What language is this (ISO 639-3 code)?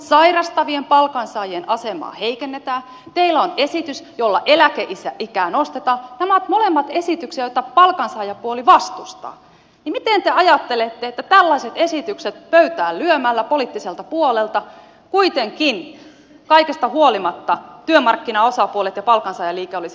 fin